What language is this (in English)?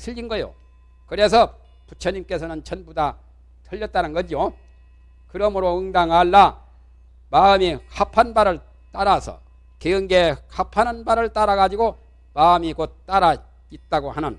Korean